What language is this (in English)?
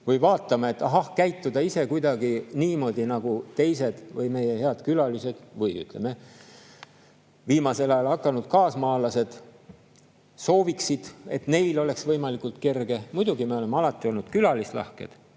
Estonian